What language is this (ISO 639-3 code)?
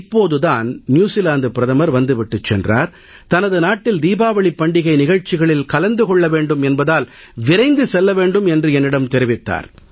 tam